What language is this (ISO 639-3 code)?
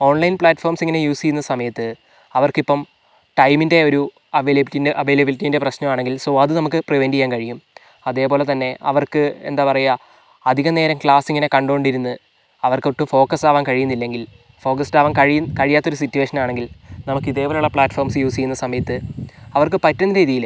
mal